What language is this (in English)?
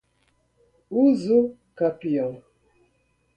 Portuguese